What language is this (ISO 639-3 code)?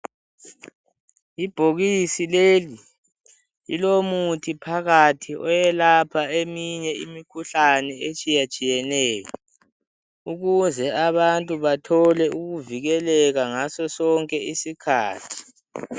nde